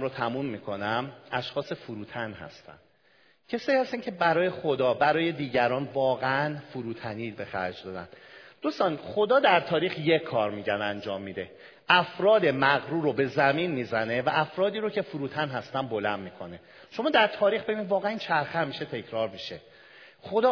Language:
Persian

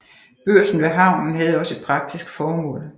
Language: Danish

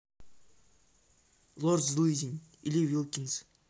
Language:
Russian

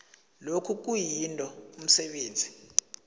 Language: South Ndebele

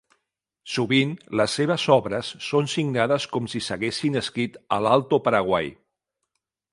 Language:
Catalan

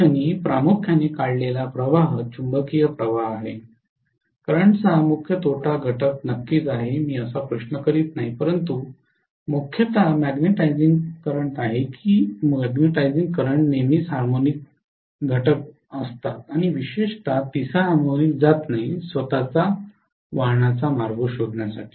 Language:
Marathi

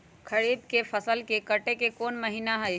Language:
Magahi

